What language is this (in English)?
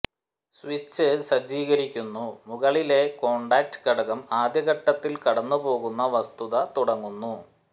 Malayalam